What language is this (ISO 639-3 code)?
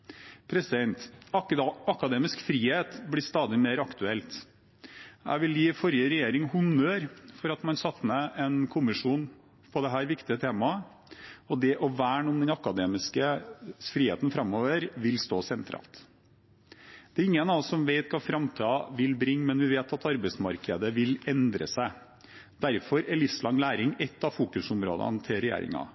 nob